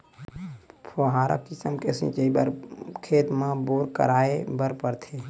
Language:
Chhattisgarhi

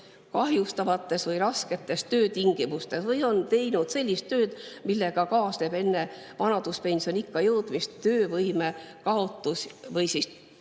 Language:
Estonian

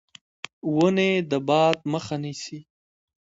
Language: Pashto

